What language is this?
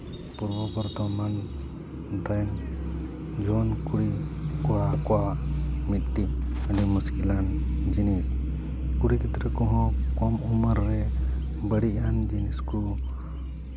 Santali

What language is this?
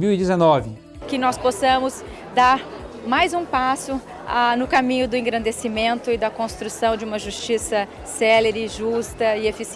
Portuguese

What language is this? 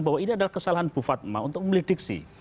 Indonesian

